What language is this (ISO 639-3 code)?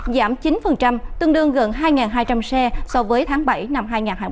vie